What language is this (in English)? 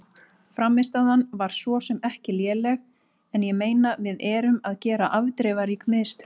Icelandic